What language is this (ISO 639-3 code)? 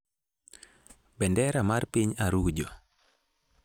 luo